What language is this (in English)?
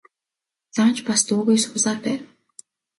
Mongolian